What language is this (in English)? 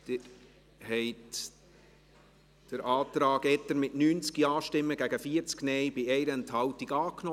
Swiss German